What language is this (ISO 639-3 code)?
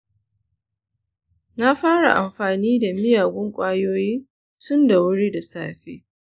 hau